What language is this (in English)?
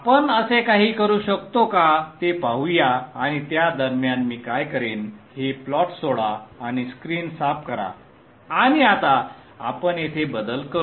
Marathi